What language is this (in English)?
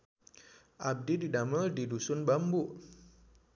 Sundanese